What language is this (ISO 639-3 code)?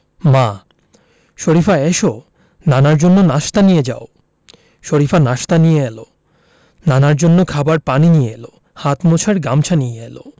ben